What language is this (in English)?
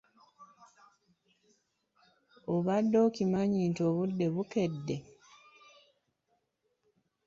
Ganda